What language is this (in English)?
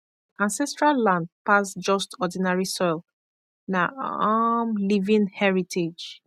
Nigerian Pidgin